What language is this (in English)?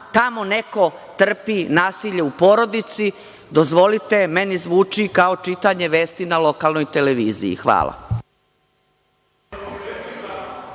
Serbian